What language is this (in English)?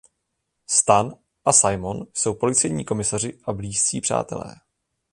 Czech